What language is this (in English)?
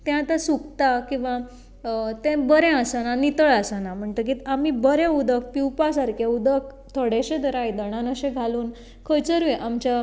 Konkani